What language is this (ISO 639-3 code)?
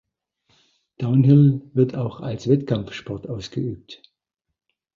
deu